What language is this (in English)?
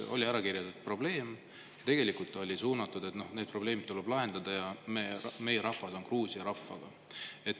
Estonian